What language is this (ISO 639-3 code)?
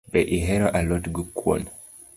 luo